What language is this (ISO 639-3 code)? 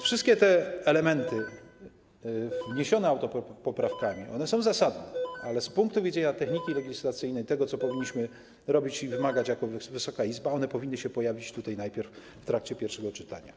pol